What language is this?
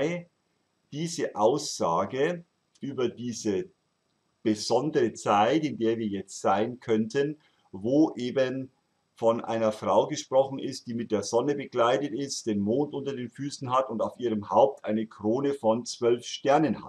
German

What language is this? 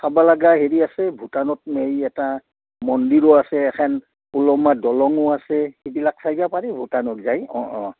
Assamese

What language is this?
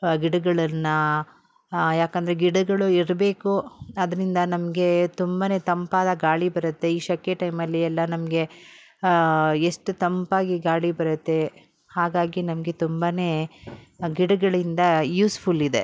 Kannada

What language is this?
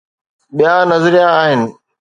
Sindhi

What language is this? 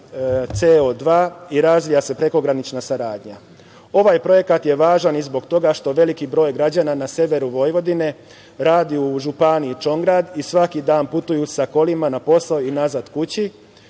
Serbian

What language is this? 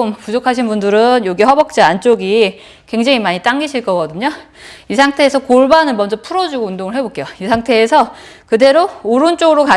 Korean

